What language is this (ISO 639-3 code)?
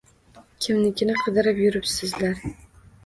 uzb